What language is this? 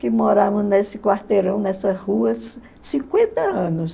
Portuguese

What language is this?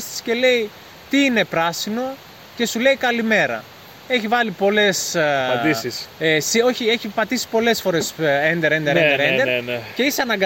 Greek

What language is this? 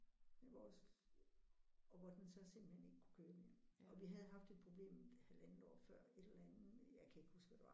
Danish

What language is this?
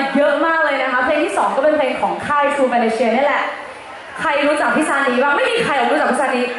Thai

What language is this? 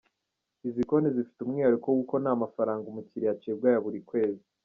Kinyarwanda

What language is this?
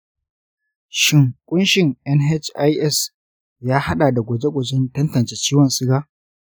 Hausa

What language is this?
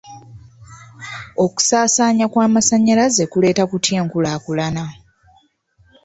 Ganda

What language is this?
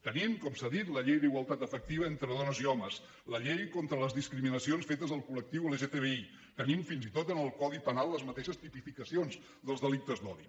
Catalan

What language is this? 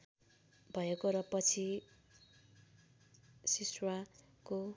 Nepali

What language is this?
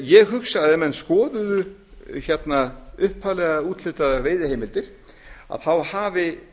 Icelandic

